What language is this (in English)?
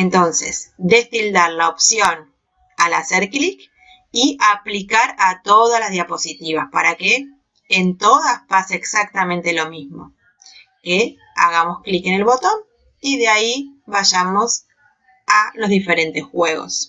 Spanish